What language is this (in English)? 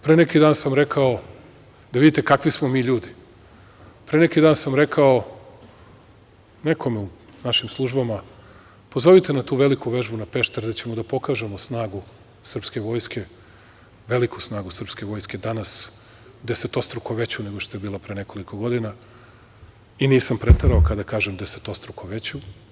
Serbian